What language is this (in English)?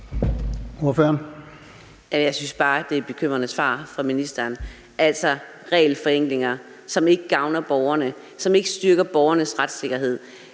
Danish